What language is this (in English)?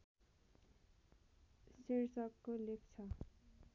Nepali